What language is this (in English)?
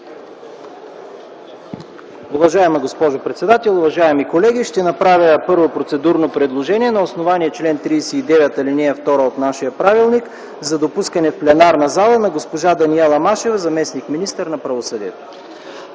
Bulgarian